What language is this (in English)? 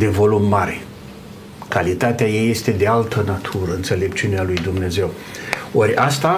Romanian